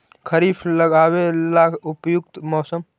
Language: Magahi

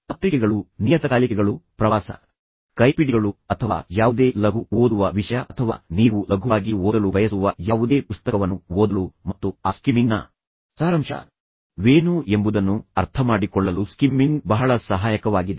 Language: Kannada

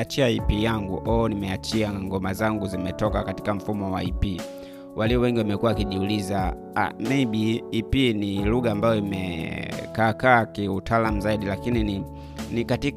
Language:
Swahili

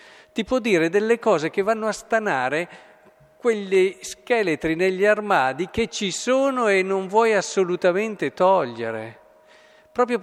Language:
Italian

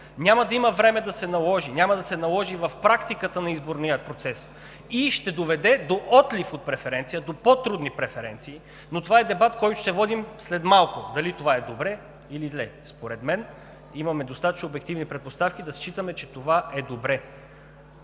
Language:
Bulgarian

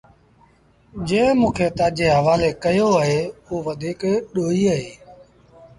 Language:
Sindhi Bhil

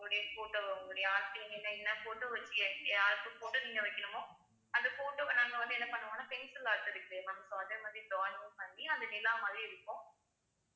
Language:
Tamil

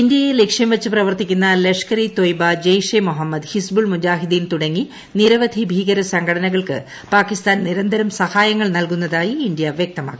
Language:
Malayalam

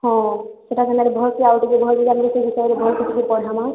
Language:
Odia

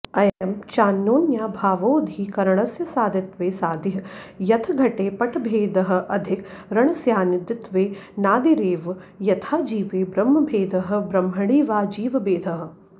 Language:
Sanskrit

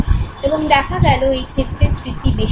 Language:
Bangla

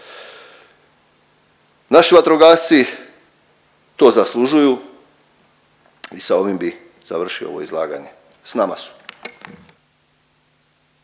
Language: Croatian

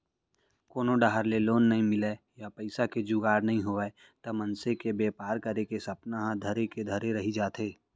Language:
Chhattisgarhi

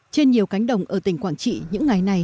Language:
Vietnamese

